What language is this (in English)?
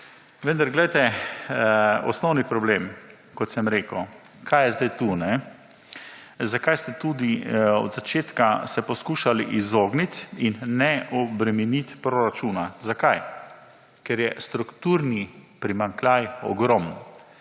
Slovenian